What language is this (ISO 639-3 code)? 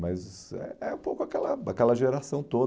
por